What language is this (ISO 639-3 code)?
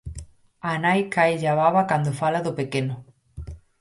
glg